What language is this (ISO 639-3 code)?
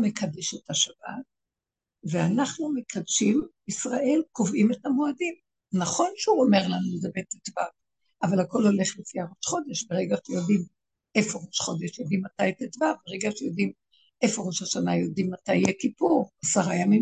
heb